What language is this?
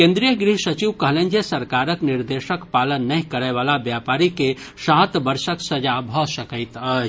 Maithili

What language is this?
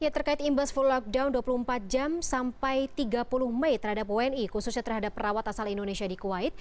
Indonesian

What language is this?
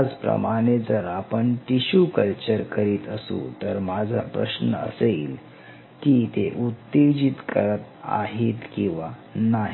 Marathi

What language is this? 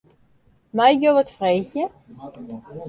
Western Frisian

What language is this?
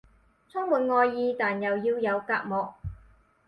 Cantonese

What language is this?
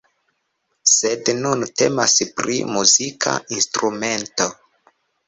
Esperanto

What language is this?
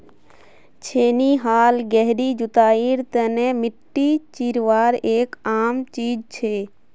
Magahi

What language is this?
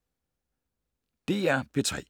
Danish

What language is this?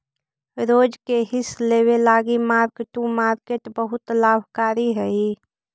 Magahi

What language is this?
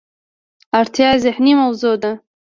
Pashto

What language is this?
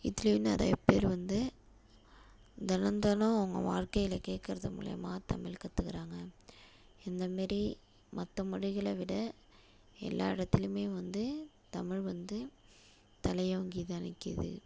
Tamil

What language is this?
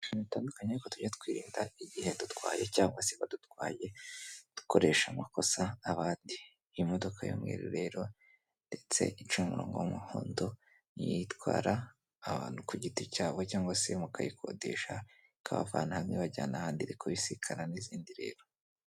Kinyarwanda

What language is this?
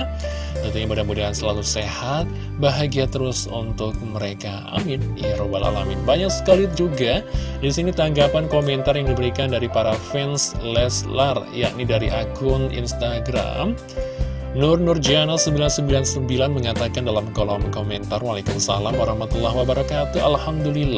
Indonesian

